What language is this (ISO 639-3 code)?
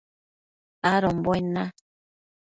mcf